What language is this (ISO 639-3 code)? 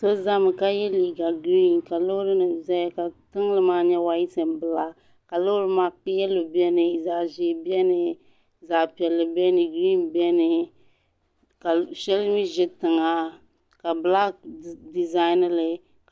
dag